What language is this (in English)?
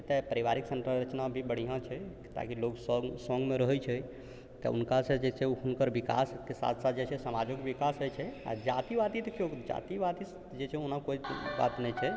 Maithili